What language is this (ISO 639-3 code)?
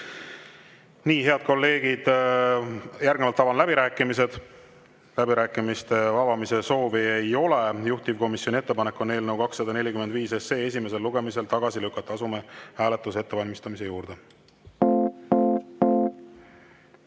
est